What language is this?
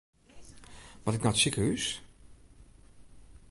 Western Frisian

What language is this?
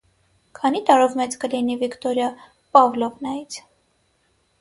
Armenian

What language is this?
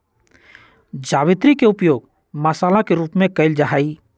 Magahi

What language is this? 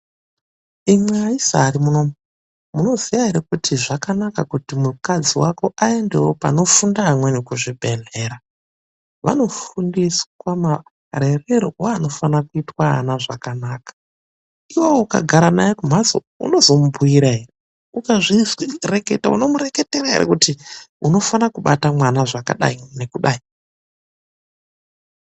Ndau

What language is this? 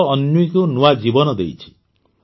Odia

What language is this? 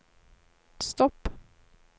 Norwegian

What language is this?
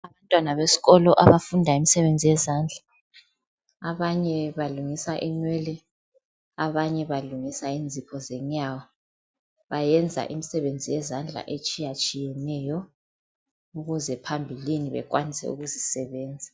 North Ndebele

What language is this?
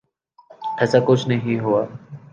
Urdu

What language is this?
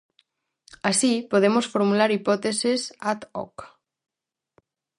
Galician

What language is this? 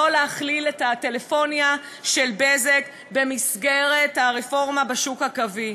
Hebrew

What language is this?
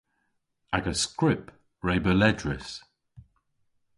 Cornish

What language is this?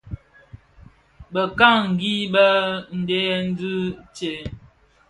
Bafia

